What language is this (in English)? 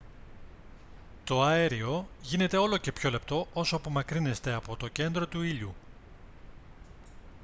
Greek